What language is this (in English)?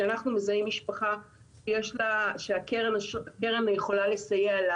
Hebrew